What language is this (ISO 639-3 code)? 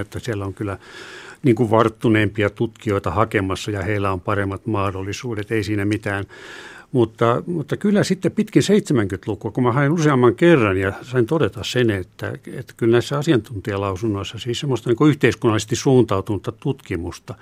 fin